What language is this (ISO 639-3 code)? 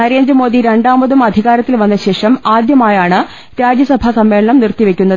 mal